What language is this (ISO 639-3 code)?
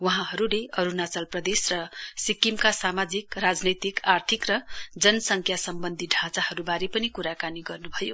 nep